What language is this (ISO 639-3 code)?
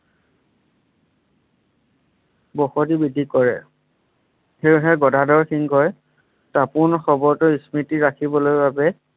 asm